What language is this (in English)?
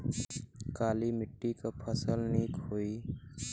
Bhojpuri